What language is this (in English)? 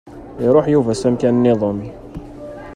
Kabyle